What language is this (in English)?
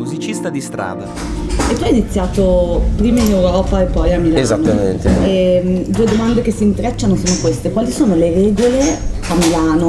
Italian